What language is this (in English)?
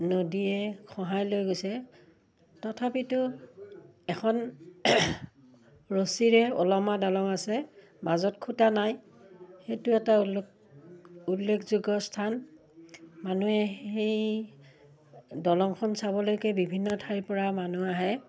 Assamese